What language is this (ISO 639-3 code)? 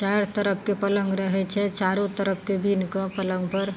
mai